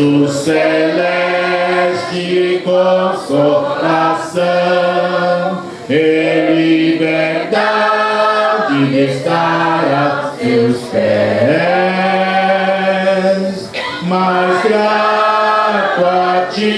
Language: Portuguese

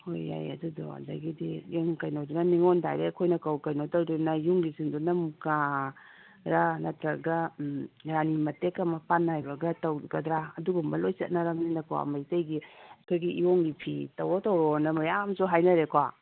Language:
Manipuri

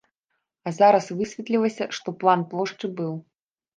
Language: Belarusian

